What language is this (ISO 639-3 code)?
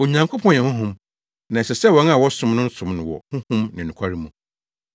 aka